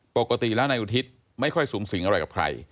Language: Thai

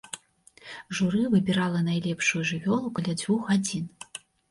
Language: Belarusian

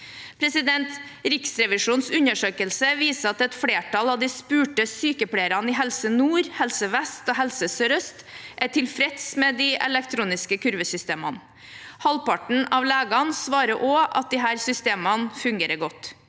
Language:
Norwegian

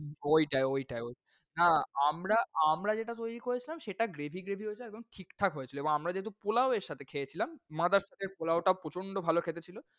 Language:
Bangla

